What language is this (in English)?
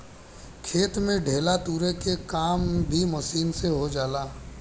Bhojpuri